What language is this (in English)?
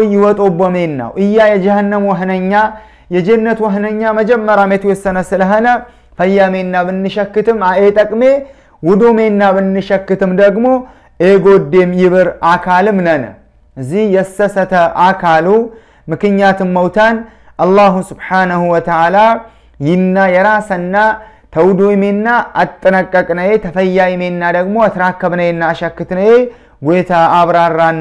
Arabic